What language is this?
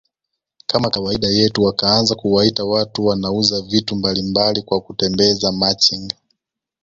Swahili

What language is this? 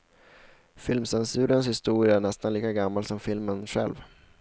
Swedish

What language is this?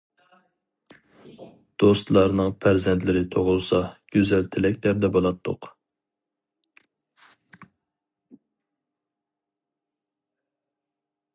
Uyghur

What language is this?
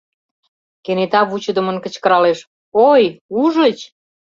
Mari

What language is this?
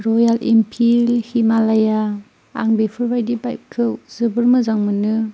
Bodo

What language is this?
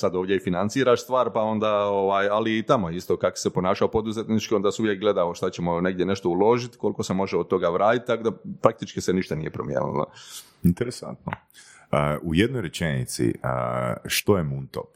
Croatian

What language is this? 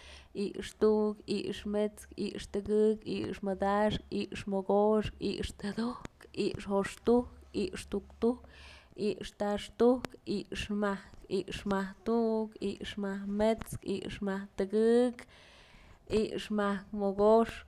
Mazatlán Mixe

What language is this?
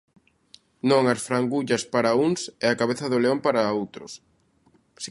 Galician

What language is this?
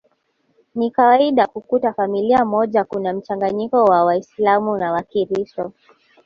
Swahili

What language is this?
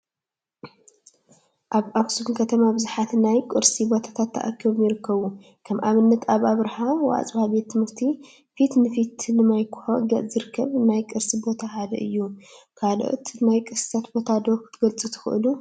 Tigrinya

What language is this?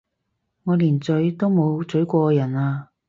Cantonese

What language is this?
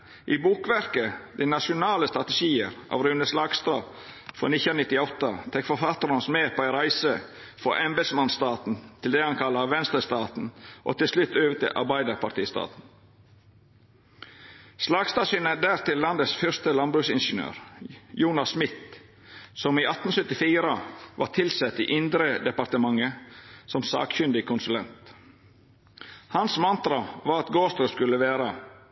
Norwegian Nynorsk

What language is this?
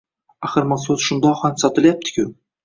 Uzbek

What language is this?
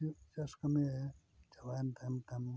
Santali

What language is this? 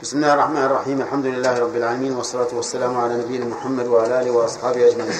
Arabic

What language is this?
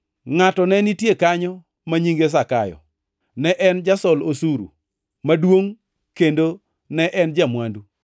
Luo (Kenya and Tanzania)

